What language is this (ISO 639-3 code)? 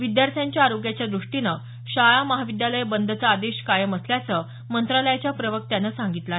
mar